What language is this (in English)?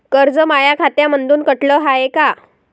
Marathi